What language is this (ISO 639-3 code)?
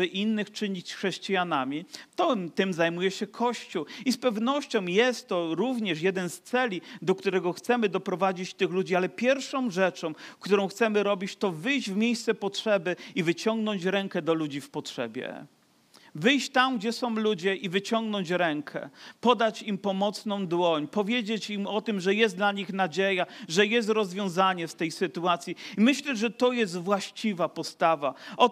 pol